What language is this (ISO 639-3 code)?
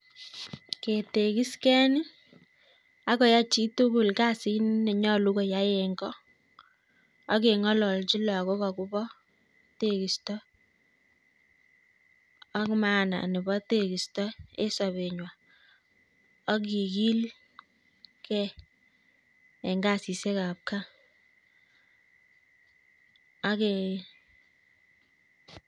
kln